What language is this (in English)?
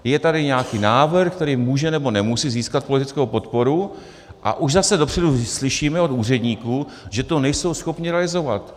Czech